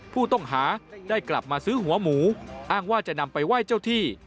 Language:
Thai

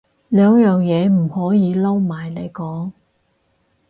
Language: Cantonese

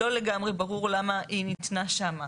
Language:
Hebrew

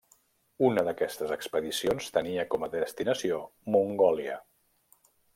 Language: Catalan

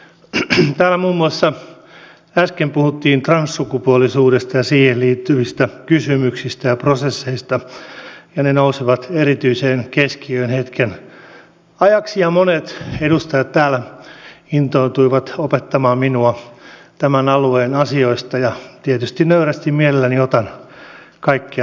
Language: Finnish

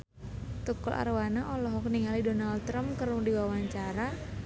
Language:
Sundanese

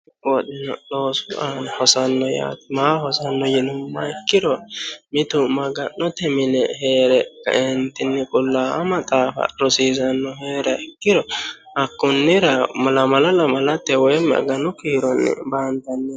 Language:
Sidamo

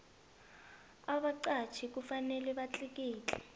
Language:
South Ndebele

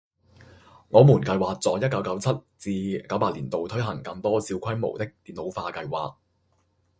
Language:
Cantonese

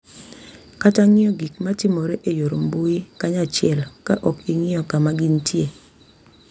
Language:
Luo (Kenya and Tanzania)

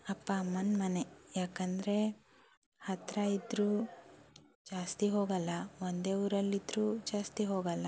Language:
Kannada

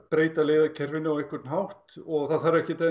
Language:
Icelandic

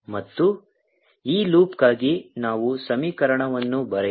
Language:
Kannada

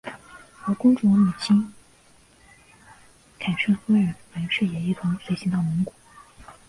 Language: Chinese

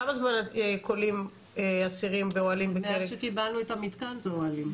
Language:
Hebrew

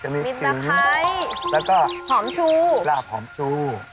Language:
Thai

